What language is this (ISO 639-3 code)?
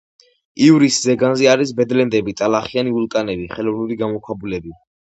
kat